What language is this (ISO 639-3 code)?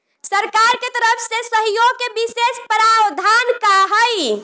bho